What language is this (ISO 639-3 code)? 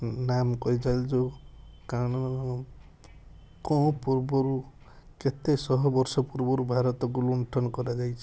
ori